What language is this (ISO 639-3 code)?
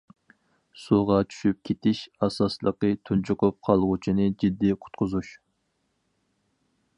uig